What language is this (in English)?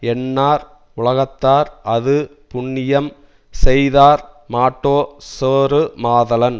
Tamil